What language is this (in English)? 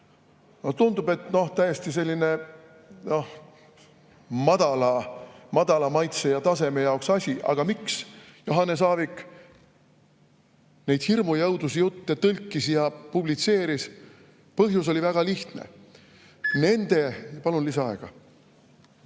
Estonian